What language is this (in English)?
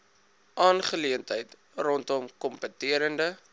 Afrikaans